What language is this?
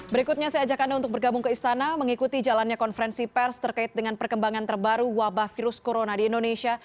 Indonesian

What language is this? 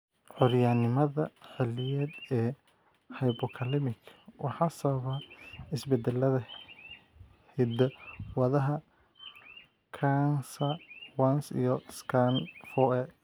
Somali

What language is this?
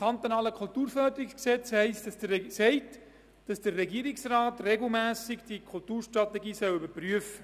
Swiss German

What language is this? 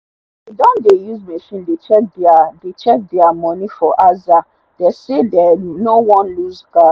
Nigerian Pidgin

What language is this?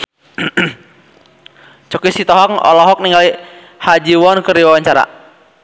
Sundanese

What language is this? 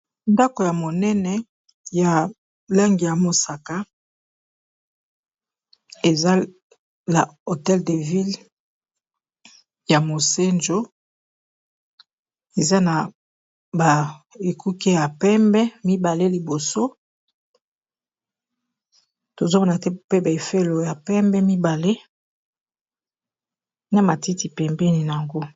Lingala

